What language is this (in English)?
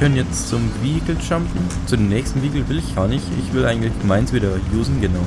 German